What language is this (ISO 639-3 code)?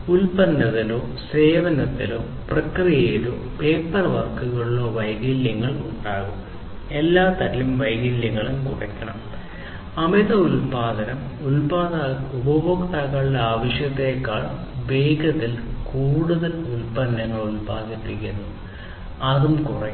mal